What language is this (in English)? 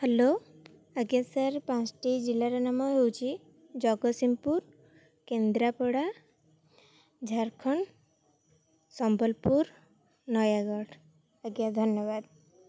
Odia